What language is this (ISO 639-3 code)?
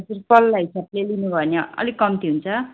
nep